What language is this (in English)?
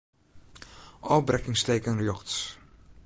Western Frisian